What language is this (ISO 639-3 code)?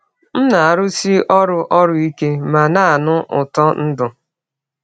ibo